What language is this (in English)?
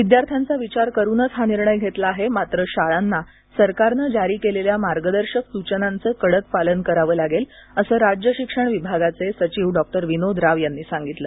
Marathi